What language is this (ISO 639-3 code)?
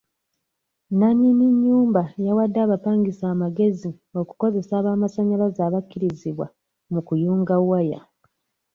lug